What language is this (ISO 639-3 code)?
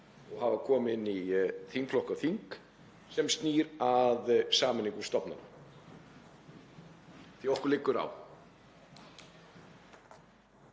isl